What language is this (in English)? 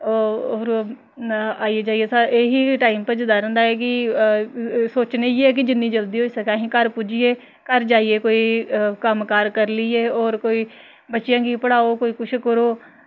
Dogri